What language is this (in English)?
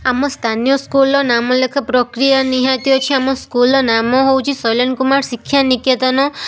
Odia